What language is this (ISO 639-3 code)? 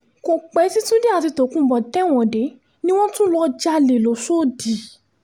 yor